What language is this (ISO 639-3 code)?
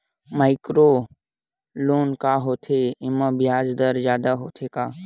hne